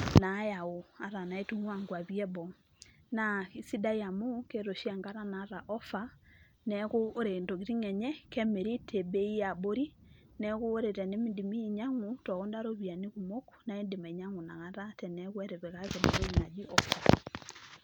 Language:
Masai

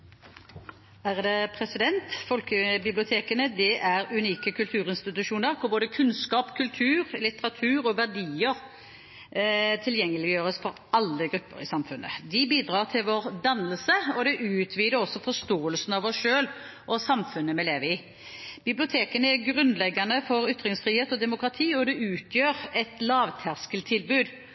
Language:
Norwegian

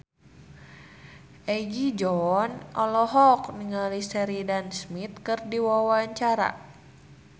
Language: Sundanese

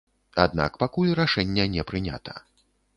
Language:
Belarusian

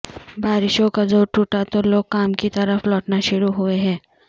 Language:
Urdu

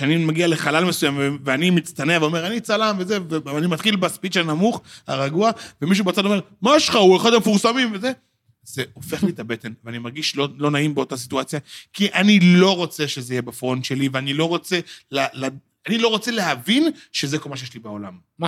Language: Hebrew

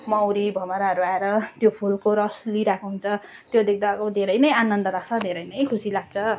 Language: Nepali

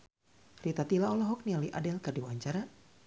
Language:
Sundanese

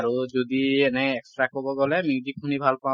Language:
Assamese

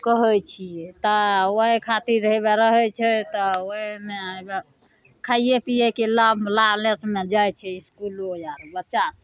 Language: Maithili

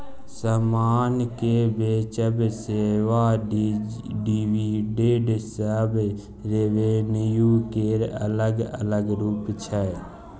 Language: Maithili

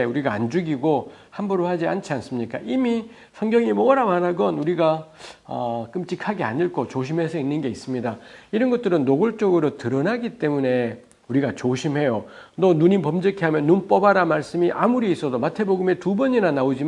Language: Korean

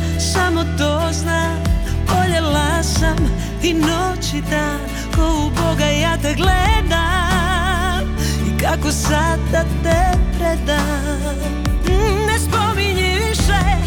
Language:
Croatian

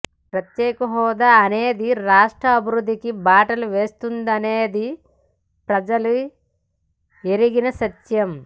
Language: Telugu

